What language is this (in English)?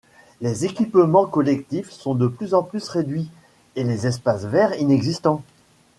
French